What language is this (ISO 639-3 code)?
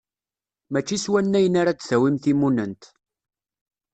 kab